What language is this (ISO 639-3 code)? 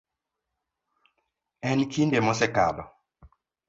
luo